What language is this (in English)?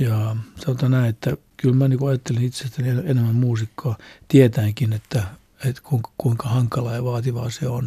Finnish